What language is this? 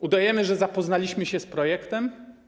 Polish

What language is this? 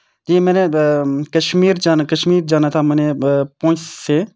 Urdu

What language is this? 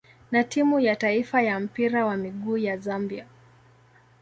Swahili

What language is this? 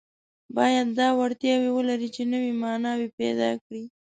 Pashto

